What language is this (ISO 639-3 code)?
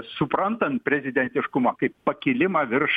lit